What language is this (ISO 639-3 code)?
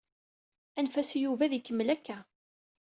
kab